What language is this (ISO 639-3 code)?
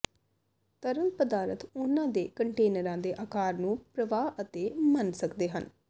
pan